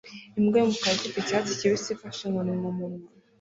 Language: Kinyarwanda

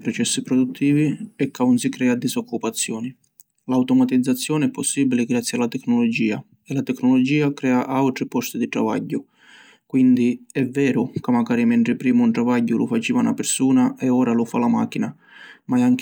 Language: Sicilian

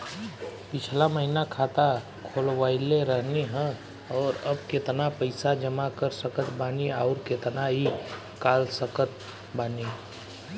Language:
Bhojpuri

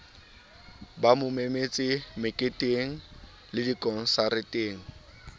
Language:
Southern Sotho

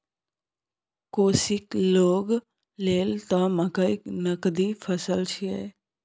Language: Maithili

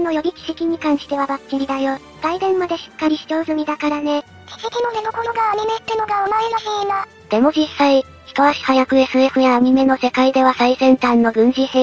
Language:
Japanese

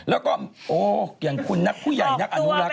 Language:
Thai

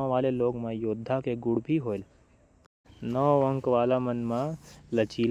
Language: Korwa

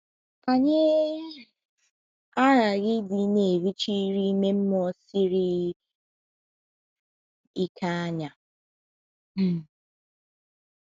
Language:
Igbo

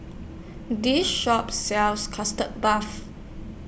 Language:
English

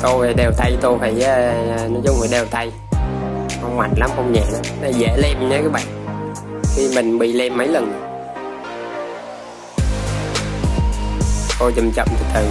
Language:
Vietnamese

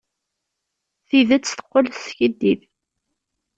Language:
Kabyle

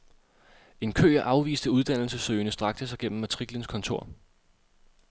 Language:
Danish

